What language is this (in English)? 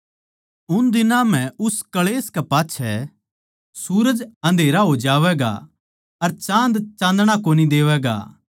Haryanvi